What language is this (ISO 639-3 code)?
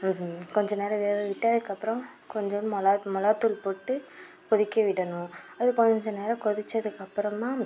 tam